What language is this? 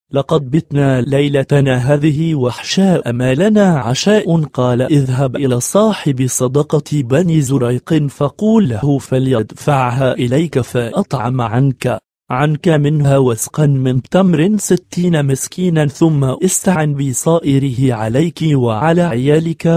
Arabic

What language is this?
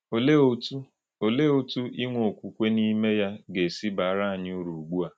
Igbo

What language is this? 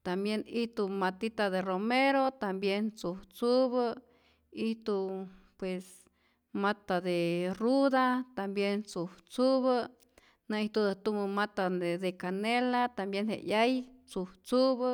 Rayón Zoque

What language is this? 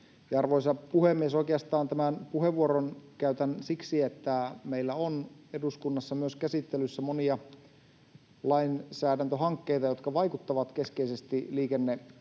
Finnish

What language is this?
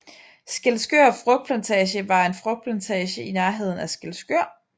Danish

